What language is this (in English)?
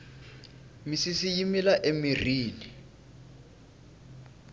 Tsonga